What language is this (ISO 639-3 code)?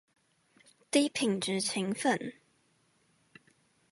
zho